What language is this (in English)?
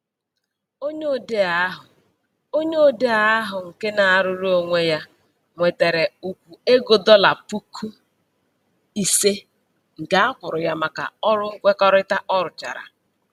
Igbo